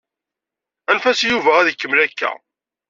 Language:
Kabyle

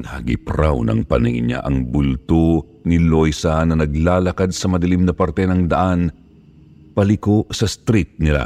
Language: Filipino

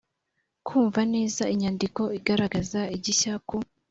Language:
Kinyarwanda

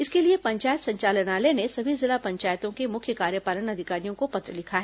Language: Hindi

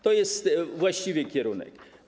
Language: Polish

